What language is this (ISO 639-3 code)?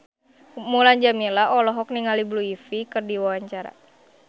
sun